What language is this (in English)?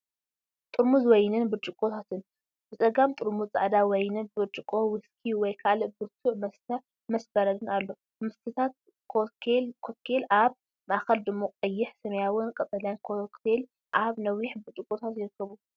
Tigrinya